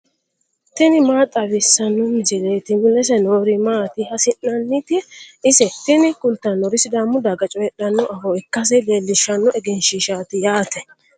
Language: Sidamo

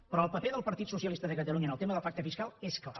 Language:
Catalan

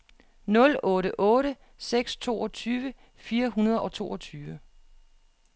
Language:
Danish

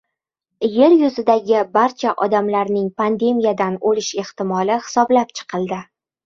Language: Uzbek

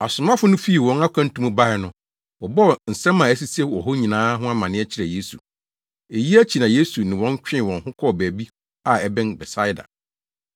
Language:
Akan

